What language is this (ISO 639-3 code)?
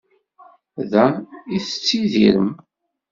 kab